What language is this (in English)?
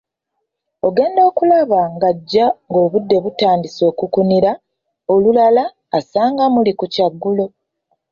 Ganda